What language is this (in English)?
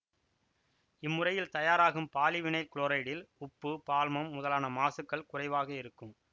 Tamil